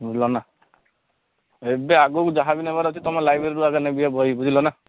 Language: Odia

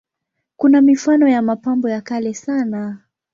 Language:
Swahili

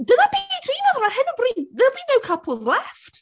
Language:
Welsh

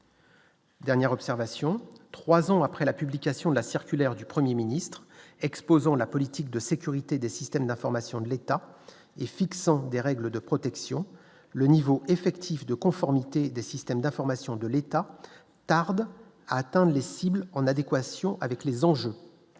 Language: French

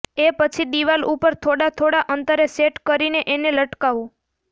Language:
Gujarati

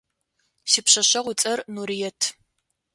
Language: Adyghe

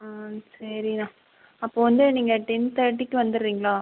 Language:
Tamil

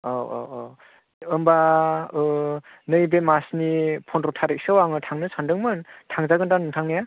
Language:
Bodo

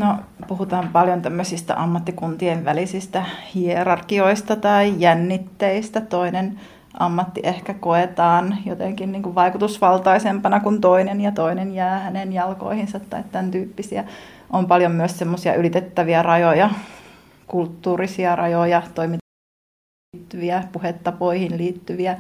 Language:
Finnish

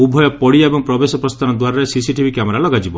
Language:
Odia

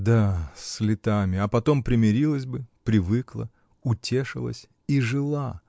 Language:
Russian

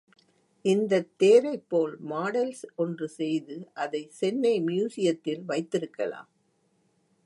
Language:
Tamil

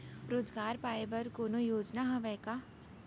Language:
Chhattisgarhi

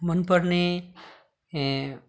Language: Nepali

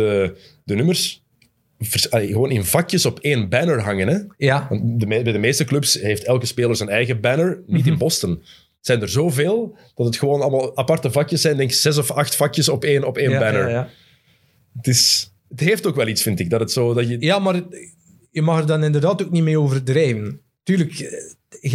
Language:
Dutch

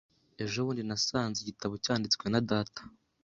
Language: Kinyarwanda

